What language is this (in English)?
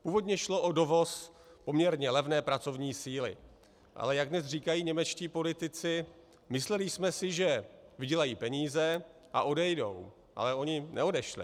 Czech